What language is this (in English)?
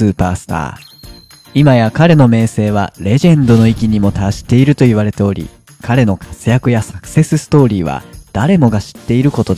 Japanese